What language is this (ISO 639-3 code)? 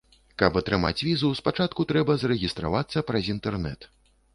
bel